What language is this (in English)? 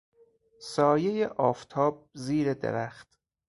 Persian